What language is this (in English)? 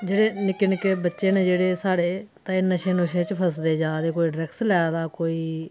Dogri